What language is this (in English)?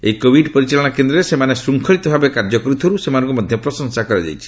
Odia